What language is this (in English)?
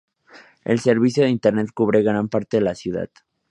Spanish